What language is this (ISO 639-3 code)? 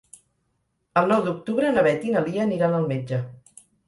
cat